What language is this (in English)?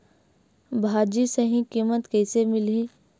Chhattisgarhi